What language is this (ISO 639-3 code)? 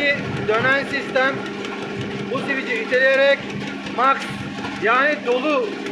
tur